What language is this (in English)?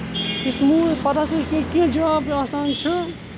Kashmiri